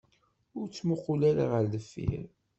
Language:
Kabyle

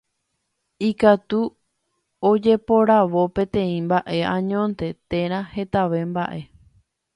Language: Guarani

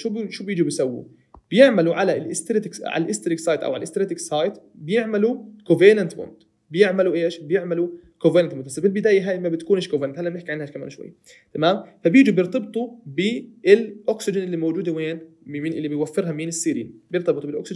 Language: Arabic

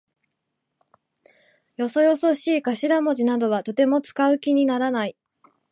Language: Japanese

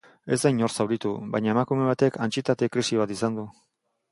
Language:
Basque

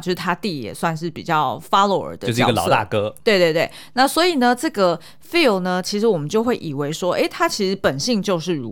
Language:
Chinese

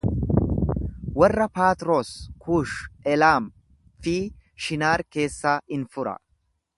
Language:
Oromo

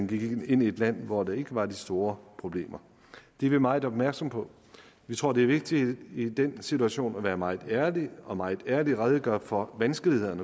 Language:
Danish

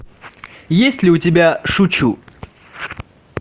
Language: Russian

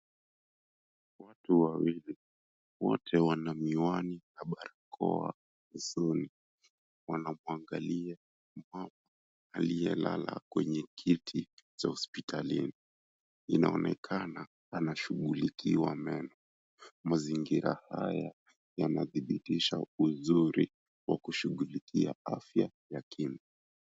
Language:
Swahili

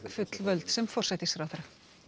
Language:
Icelandic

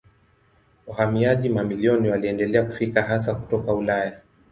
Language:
Swahili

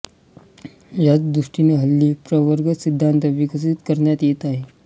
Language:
Marathi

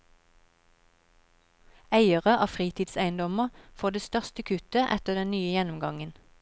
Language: Norwegian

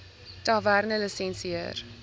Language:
Afrikaans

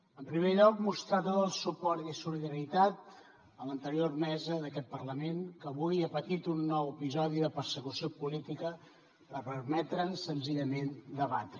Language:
Catalan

